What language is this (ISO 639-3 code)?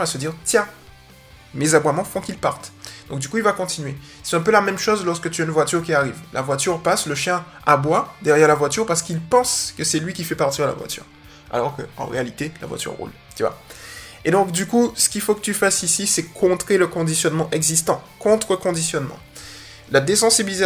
fra